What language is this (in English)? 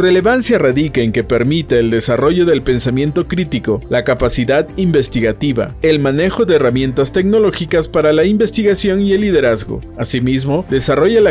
Spanish